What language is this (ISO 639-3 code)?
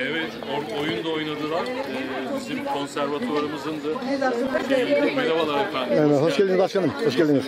tur